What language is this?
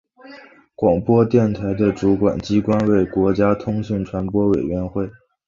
Chinese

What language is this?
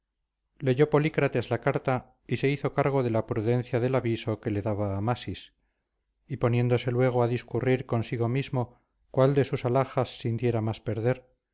Spanish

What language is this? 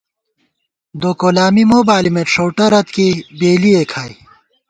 Gawar-Bati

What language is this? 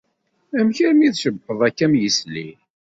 Kabyle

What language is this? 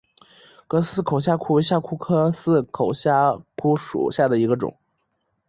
Chinese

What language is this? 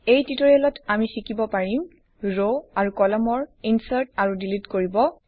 Assamese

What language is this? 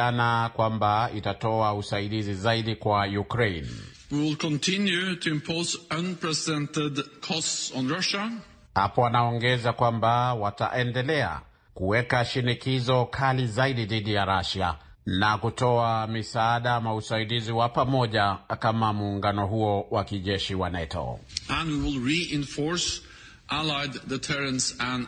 Swahili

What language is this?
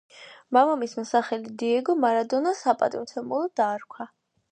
Georgian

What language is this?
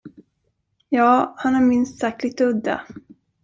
Swedish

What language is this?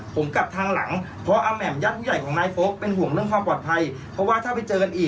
Thai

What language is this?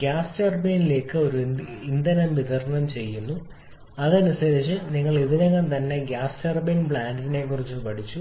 Malayalam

